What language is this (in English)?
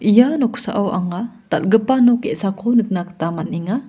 Garo